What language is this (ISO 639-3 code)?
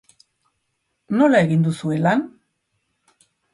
eus